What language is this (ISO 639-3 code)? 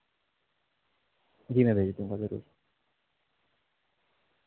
urd